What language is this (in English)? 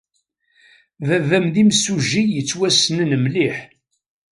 Kabyle